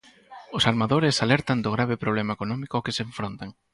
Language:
Galician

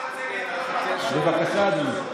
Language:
Hebrew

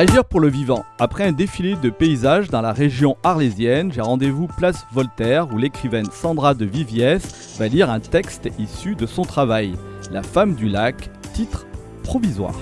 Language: French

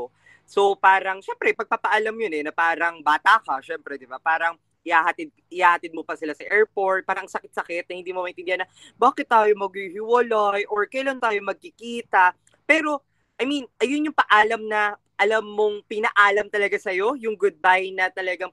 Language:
Filipino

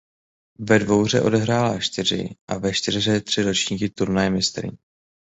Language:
Czech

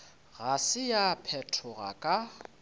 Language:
Northern Sotho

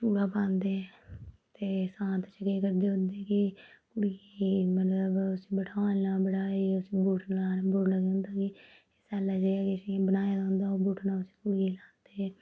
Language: Dogri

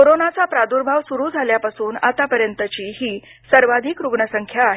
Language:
Marathi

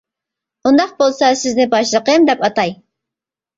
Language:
Uyghur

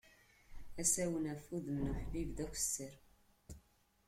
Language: Kabyle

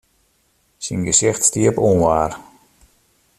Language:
Western Frisian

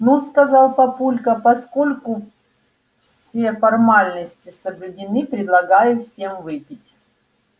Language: Russian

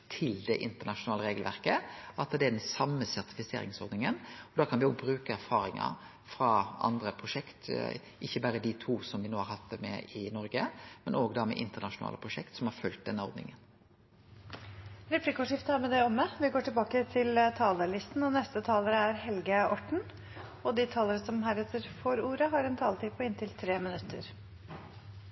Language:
Norwegian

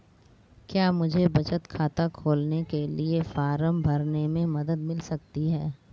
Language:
Hindi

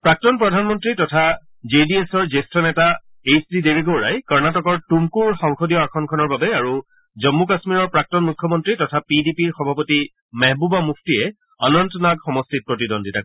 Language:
Assamese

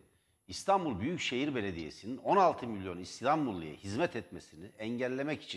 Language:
Turkish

